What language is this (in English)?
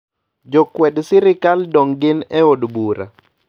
Luo (Kenya and Tanzania)